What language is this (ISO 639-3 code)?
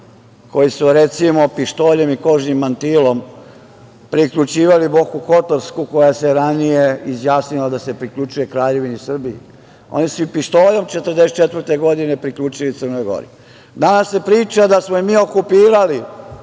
srp